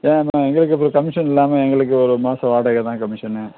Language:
Tamil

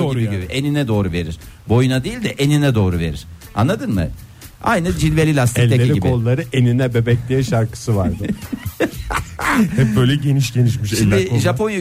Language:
Turkish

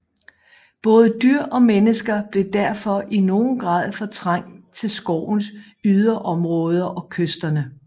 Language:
Danish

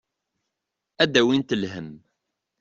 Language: Kabyle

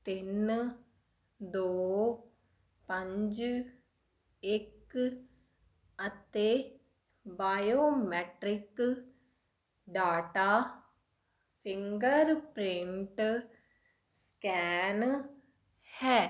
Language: Punjabi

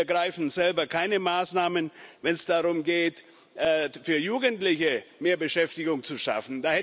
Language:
German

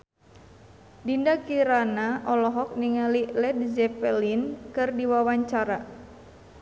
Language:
Sundanese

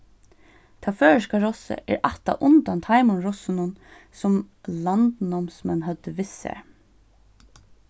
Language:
Faroese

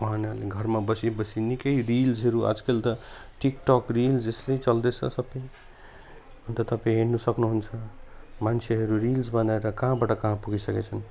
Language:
Nepali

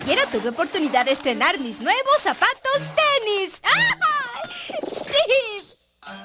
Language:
Spanish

